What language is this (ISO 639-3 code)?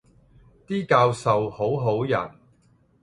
yue